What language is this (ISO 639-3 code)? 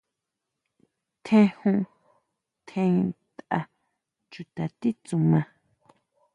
mau